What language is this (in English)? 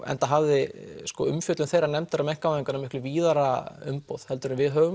Icelandic